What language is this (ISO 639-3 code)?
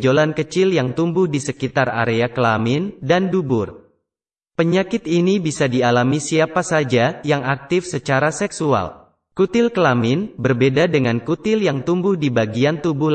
ind